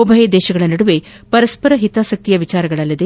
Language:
Kannada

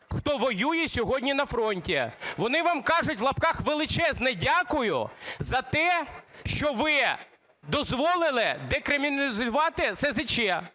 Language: Ukrainian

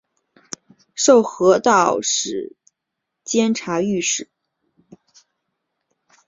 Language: Chinese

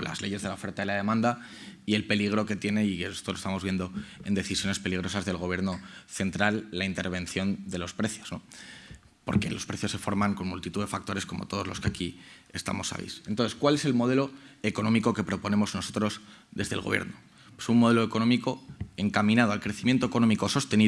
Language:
Spanish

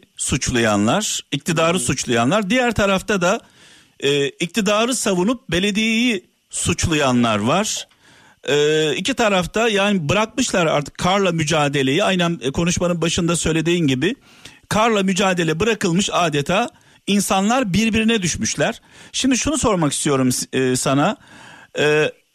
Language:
Turkish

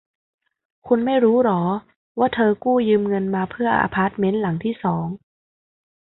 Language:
Thai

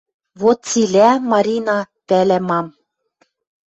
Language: Western Mari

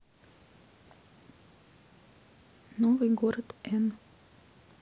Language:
Russian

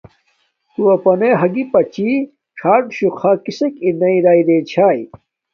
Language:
Domaaki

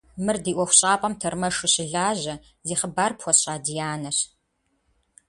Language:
Kabardian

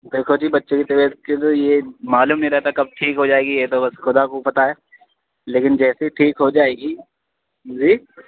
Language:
Urdu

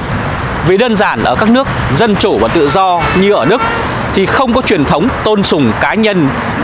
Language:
Vietnamese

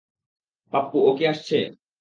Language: Bangla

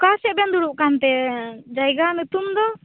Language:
Santali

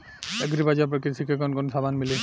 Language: Bhojpuri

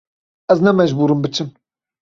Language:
Kurdish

